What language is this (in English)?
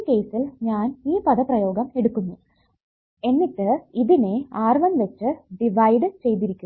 Malayalam